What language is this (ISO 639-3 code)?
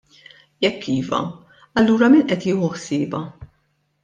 mlt